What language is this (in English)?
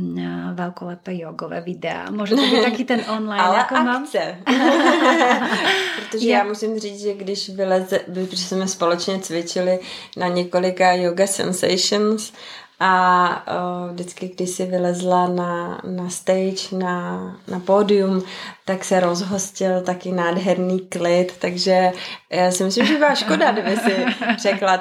Czech